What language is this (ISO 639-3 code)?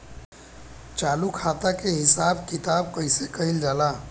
bho